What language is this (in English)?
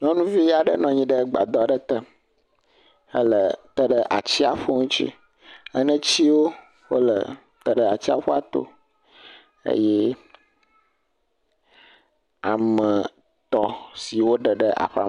Ewe